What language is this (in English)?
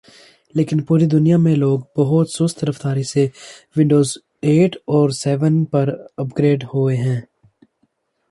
Urdu